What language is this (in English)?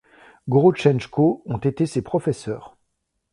French